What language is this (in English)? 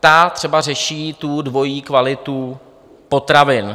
Czech